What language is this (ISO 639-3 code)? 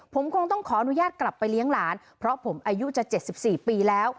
tha